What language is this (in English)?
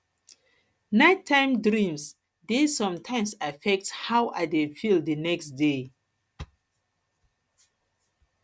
Nigerian Pidgin